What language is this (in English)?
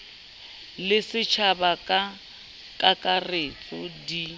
Southern Sotho